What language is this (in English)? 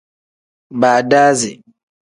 Tem